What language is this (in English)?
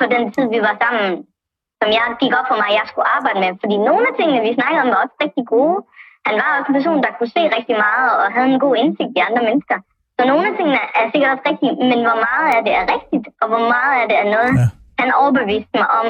Danish